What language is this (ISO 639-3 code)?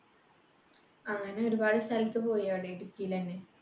mal